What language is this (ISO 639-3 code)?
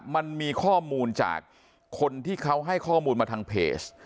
tha